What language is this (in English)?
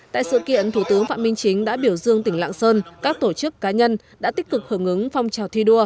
Vietnamese